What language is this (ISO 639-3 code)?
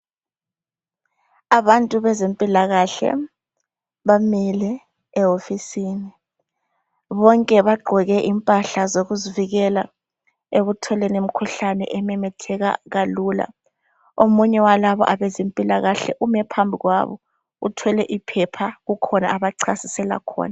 nde